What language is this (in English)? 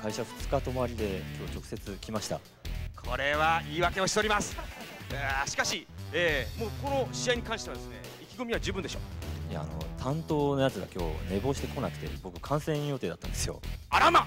Japanese